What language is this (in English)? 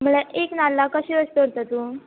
Konkani